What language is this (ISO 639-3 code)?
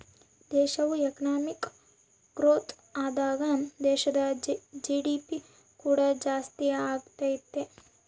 kan